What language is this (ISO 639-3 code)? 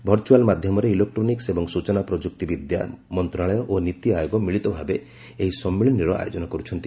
ori